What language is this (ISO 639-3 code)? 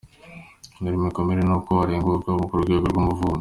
kin